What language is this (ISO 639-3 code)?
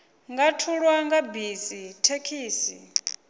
ven